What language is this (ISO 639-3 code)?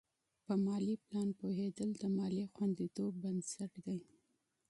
pus